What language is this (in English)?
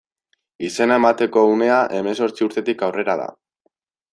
Basque